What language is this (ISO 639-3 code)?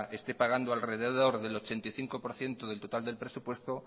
spa